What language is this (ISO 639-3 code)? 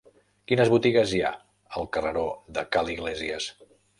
cat